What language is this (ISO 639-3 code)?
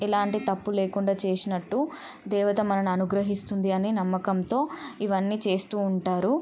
tel